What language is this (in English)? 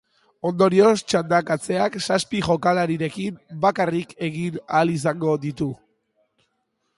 Basque